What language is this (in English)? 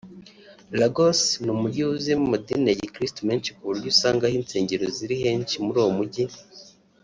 Kinyarwanda